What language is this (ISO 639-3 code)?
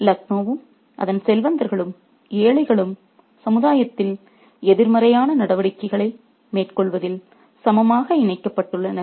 tam